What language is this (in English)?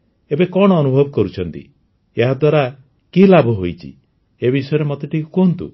Odia